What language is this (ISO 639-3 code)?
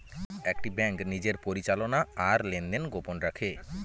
ben